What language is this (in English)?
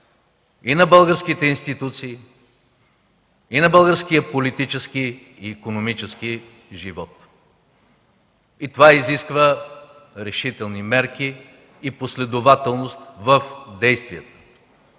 Bulgarian